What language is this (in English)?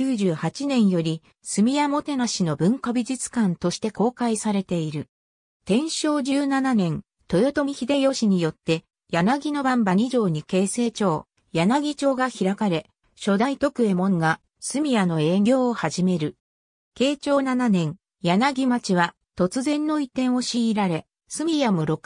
Japanese